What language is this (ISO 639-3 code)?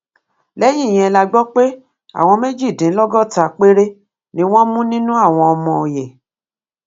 yor